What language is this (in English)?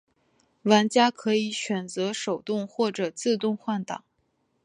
Chinese